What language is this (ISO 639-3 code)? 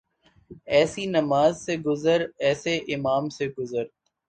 urd